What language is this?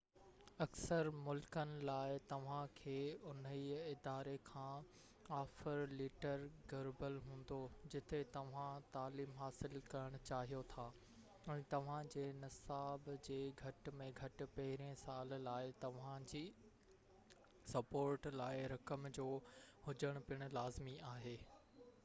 Sindhi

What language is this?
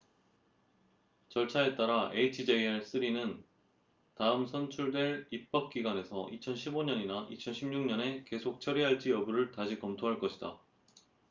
Korean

